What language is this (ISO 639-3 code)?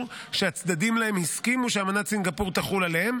heb